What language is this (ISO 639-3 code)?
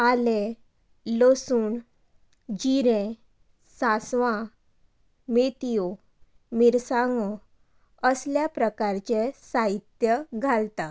kok